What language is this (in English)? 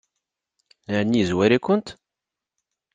Kabyle